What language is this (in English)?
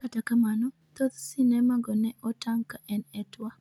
Luo (Kenya and Tanzania)